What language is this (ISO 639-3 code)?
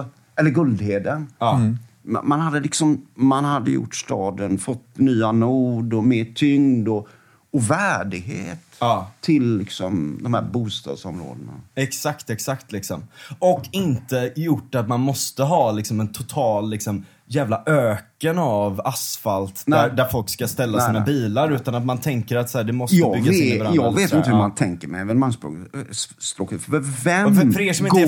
swe